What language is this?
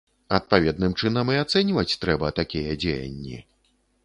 Belarusian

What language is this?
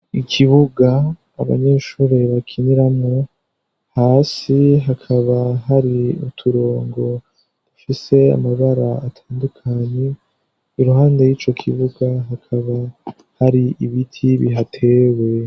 Rundi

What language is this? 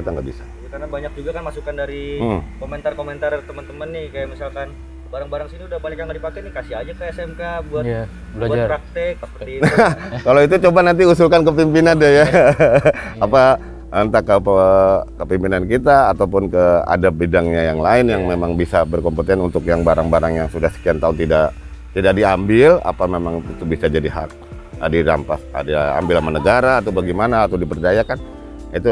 Indonesian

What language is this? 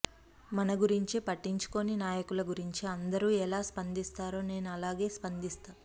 Telugu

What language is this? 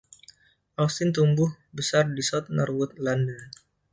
Indonesian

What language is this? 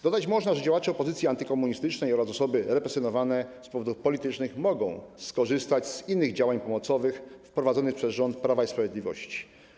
Polish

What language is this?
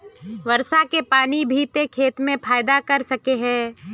Magahi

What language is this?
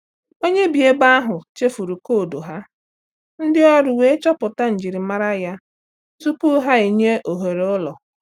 Igbo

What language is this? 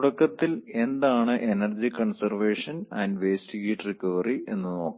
Malayalam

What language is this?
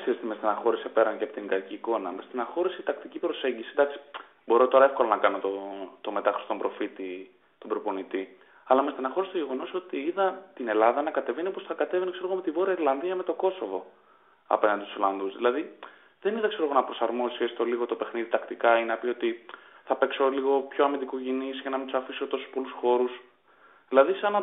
Greek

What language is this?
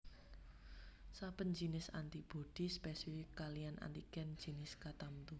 Javanese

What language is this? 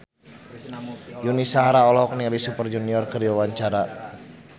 Sundanese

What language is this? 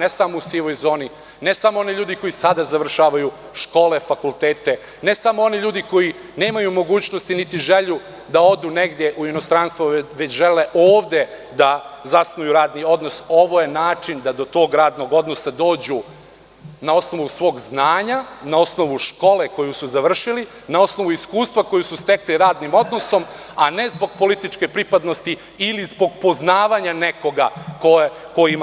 Serbian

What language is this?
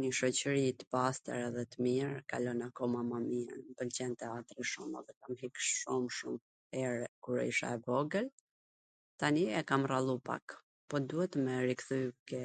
Gheg Albanian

